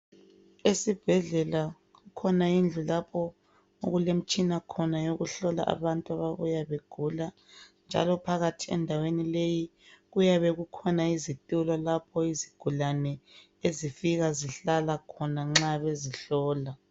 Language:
North Ndebele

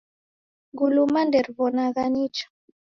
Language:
Taita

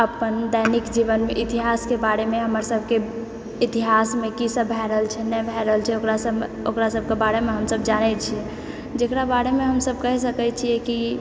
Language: Maithili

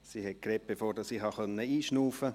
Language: Swiss German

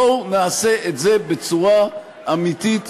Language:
Hebrew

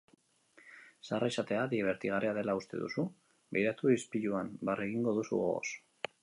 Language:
Basque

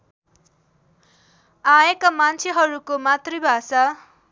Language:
Nepali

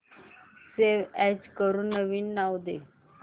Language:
Marathi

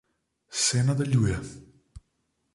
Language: Slovenian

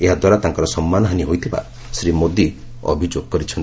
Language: Odia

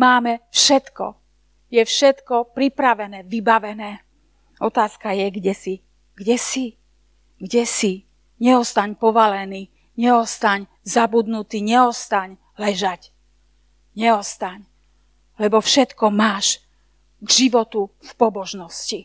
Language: Slovak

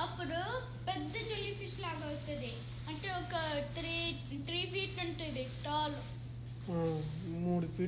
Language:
Telugu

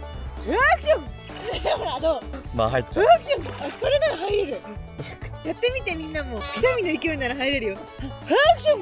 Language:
Japanese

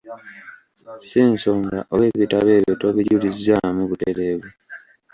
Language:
Ganda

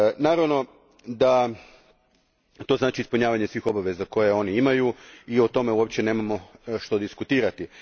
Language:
Croatian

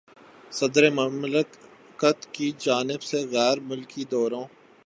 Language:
Urdu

